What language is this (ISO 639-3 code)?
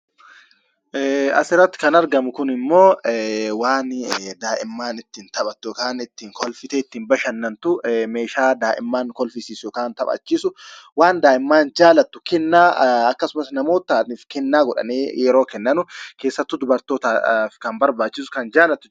orm